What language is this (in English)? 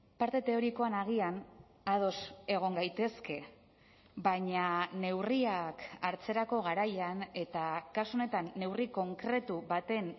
Basque